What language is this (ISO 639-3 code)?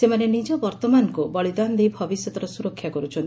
ori